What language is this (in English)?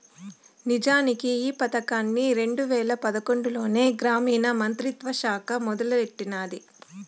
Telugu